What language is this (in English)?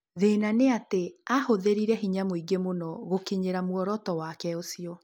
Kikuyu